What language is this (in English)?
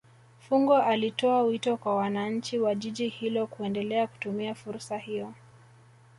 Swahili